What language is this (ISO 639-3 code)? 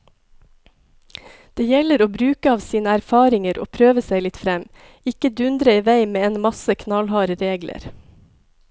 nor